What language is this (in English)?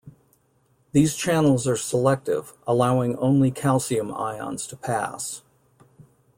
English